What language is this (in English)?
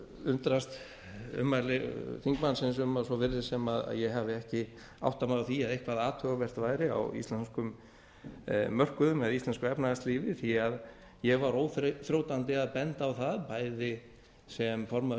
Icelandic